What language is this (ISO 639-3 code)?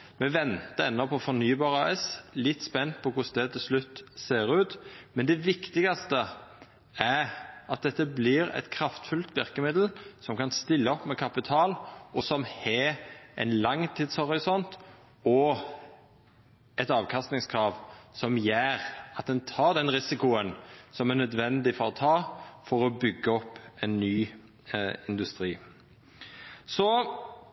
nno